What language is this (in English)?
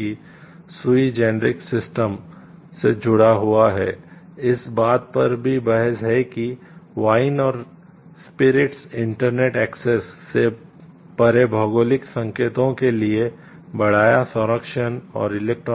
Hindi